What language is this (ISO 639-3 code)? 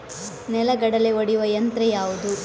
kan